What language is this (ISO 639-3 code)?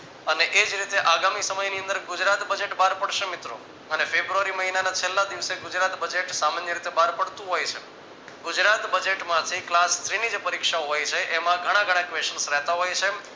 guj